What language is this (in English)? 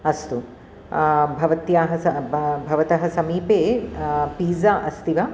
Sanskrit